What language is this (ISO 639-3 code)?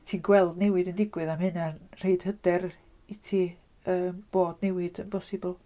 cym